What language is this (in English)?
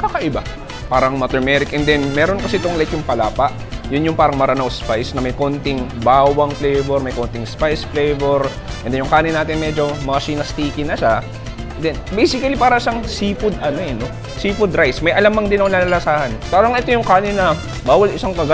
Filipino